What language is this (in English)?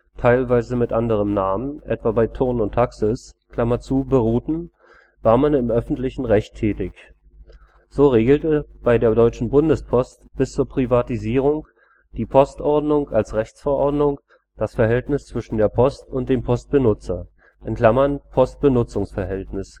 German